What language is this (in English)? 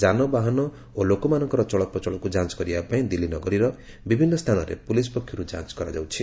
Odia